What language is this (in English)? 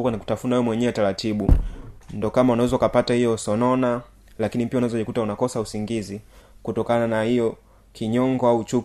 Swahili